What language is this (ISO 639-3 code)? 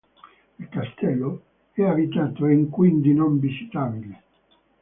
ita